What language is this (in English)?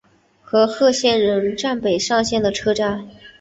Chinese